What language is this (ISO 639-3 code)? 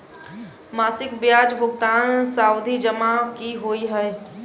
mai